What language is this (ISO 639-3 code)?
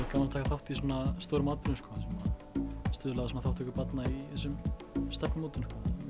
isl